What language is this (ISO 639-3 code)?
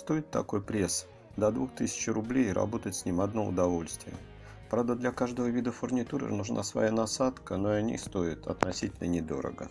rus